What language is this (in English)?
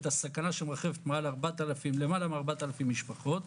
Hebrew